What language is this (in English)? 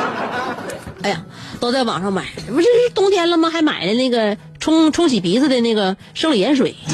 Chinese